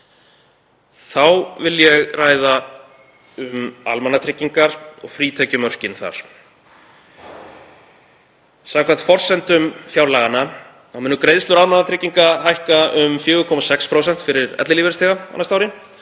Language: Icelandic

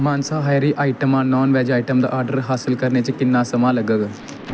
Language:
Dogri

